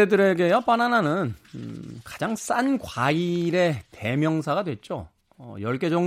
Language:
Korean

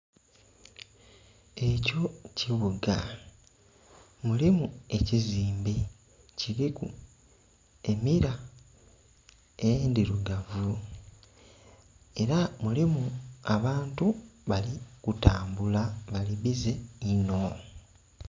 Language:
Soga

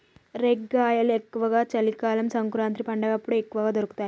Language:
Telugu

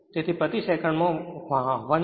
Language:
Gujarati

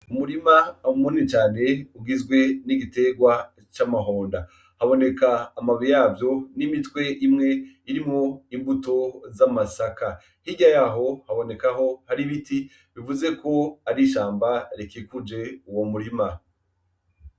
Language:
Rundi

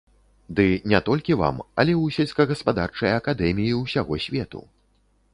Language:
Belarusian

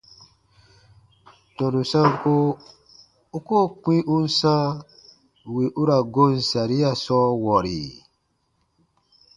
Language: Baatonum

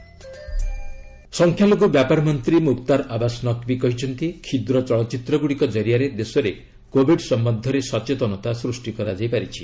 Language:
Odia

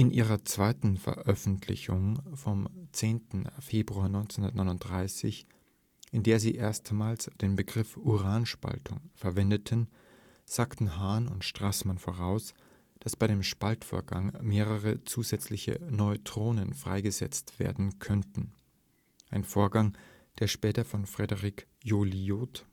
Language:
German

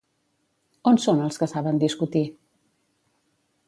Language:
Catalan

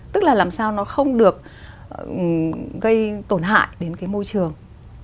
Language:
Vietnamese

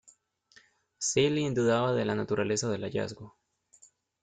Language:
Spanish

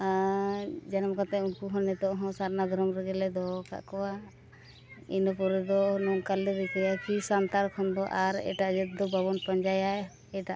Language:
Santali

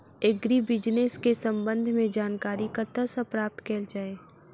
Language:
Maithili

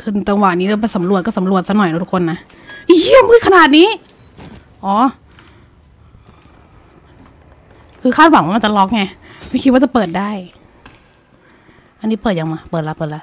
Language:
Thai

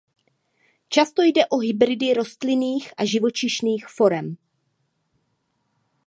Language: Czech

